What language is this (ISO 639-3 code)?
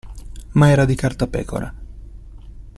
ita